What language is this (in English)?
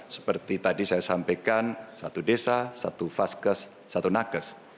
Indonesian